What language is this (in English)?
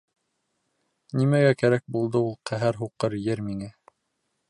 Bashkir